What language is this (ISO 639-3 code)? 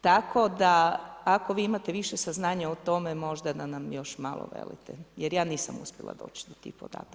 hrv